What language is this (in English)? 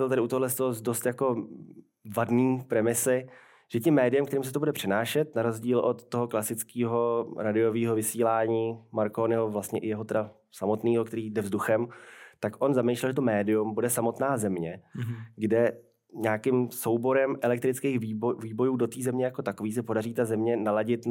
Czech